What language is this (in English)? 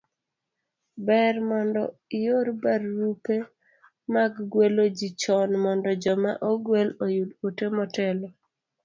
Luo (Kenya and Tanzania)